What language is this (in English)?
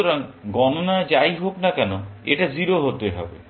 Bangla